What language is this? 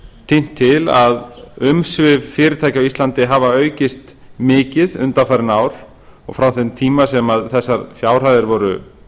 Icelandic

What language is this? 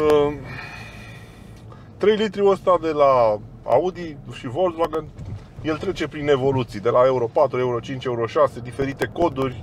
Romanian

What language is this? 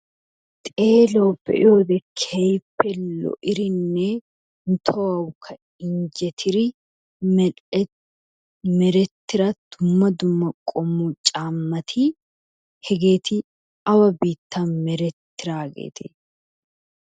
Wolaytta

